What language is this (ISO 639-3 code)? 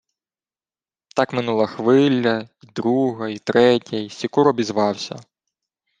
ukr